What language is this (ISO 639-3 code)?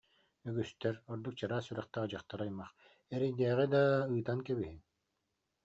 sah